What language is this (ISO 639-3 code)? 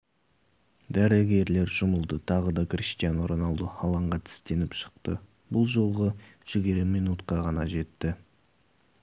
kaz